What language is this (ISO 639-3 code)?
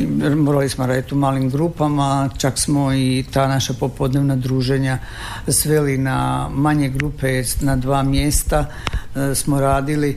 hrv